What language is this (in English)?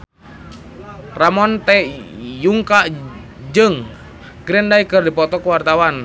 Sundanese